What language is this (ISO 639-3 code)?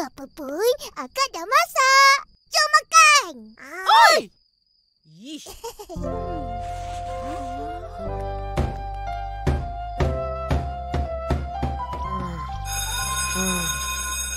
msa